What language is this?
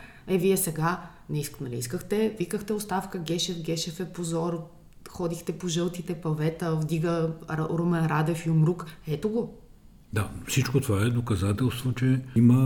Bulgarian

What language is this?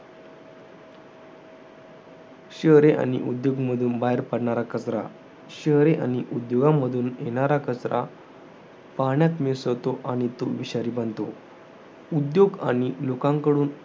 Marathi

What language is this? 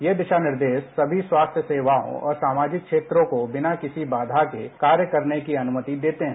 Hindi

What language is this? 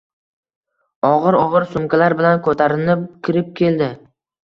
Uzbek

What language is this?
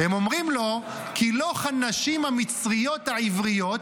Hebrew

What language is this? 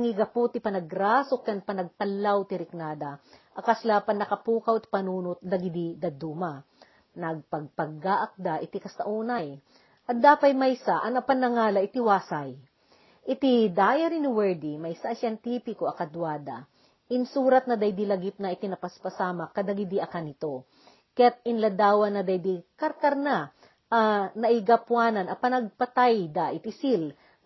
Filipino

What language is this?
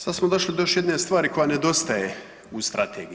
Croatian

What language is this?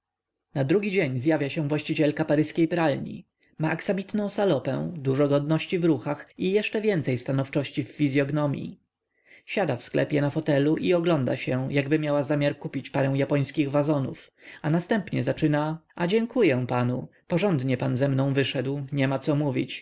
Polish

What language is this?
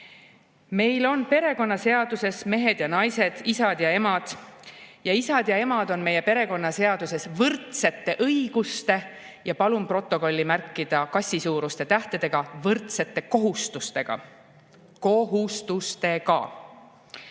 Estonian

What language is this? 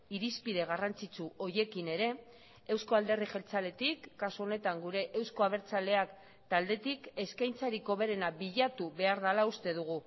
Basque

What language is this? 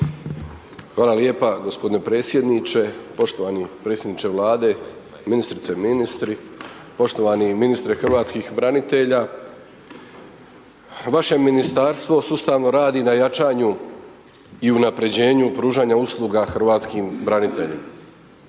Croatian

